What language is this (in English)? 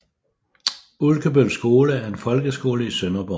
Danish